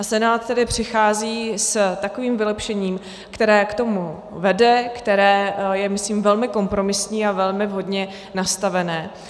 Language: Czech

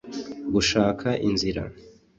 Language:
Kinyarwanda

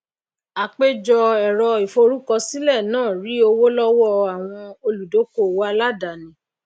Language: Yoruba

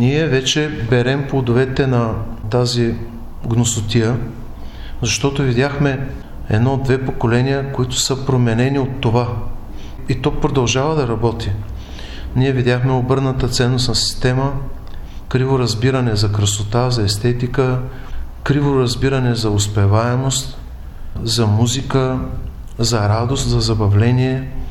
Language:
Bulgarian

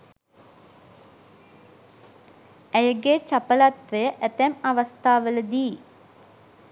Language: Sinhala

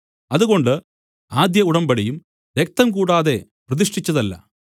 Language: Malayalam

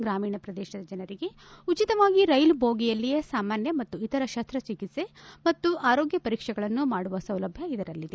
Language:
Kannada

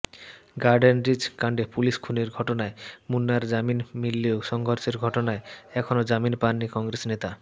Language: Bangla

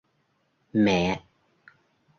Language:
Vietnamese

